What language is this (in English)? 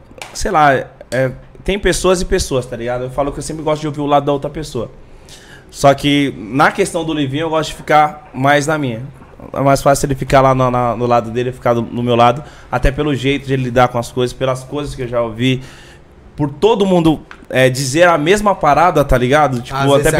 Portuguese